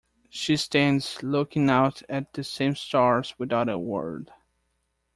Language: English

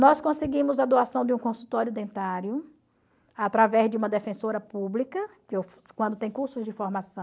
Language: Portuguese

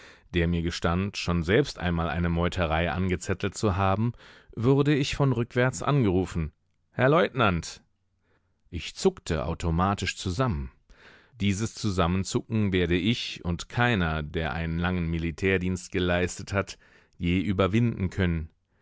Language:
German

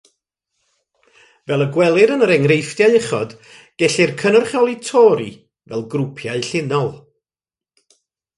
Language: Welsh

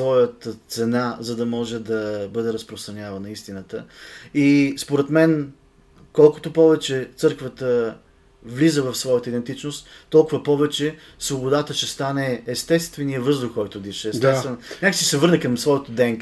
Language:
Bulgarian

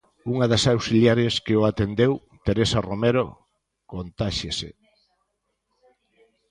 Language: Galician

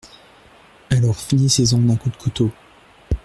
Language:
French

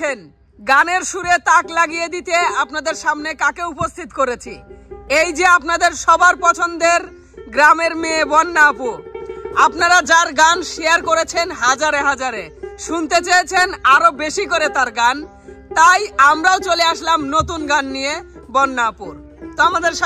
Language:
Arabic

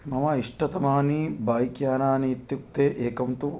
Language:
Sanskrit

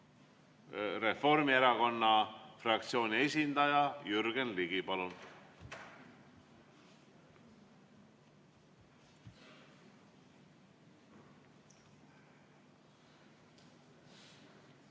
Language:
Estonian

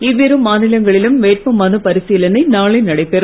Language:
Tamil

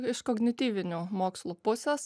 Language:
Lithuanian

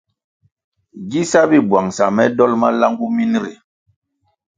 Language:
Kwasio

